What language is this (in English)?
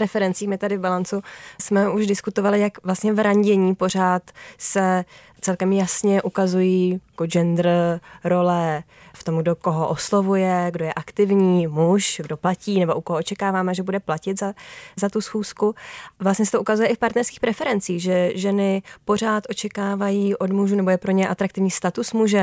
Czech